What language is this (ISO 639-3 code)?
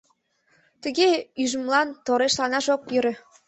chm